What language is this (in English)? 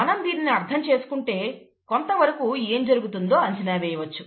Telugu